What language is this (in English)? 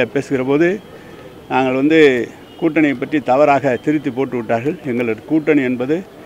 Korean